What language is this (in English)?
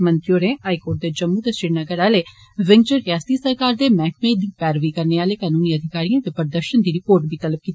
Dogri